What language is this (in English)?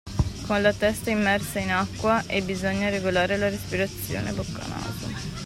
Italian